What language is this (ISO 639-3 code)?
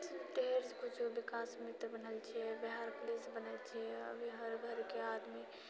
mai